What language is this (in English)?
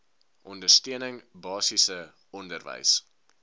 Afrikaans